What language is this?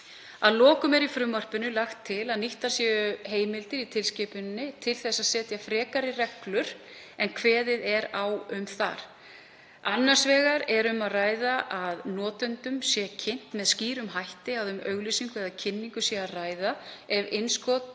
Icelandic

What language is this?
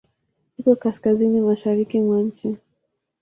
Swahili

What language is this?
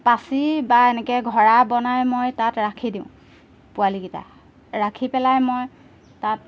Assamese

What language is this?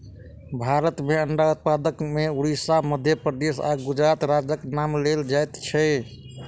Maithili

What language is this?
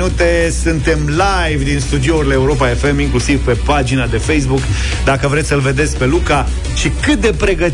Romanian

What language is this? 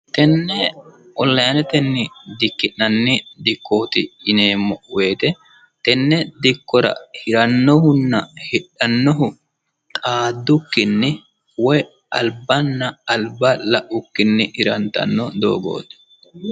Sidamo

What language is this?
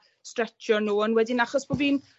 Welsh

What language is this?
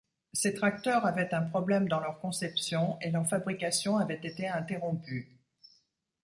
French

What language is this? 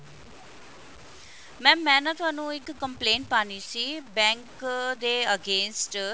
Punjabi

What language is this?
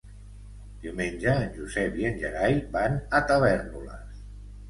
Catalan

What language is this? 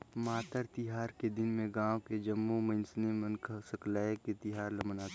Chhattisgarhi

